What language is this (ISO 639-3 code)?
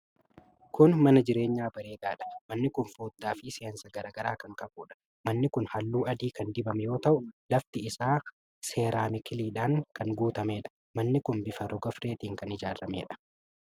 orm